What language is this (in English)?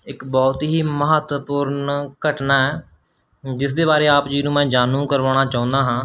Punjabi